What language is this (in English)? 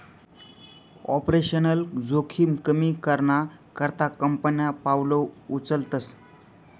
Marathi